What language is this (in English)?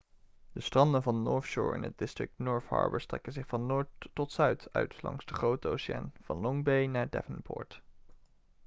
Dutch